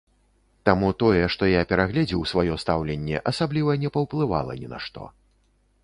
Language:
Belarusian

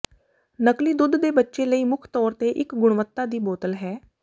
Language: Punjabi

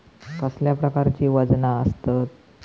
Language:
Marathi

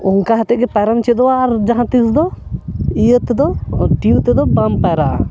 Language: Santali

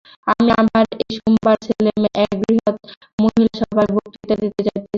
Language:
Bangla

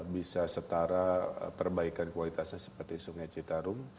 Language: Indonesian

